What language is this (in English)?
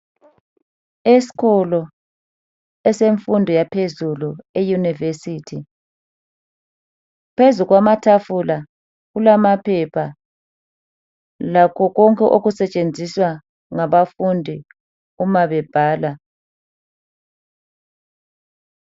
North Ndebele